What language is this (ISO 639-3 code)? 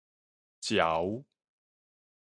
nan